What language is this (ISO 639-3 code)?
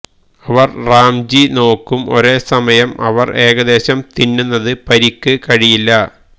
mal